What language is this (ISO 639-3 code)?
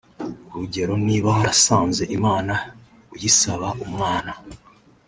kin